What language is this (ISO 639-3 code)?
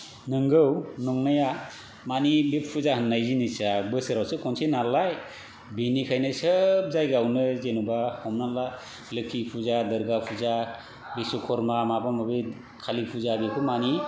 brx